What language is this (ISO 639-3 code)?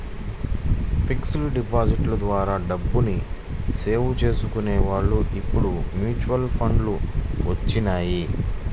tel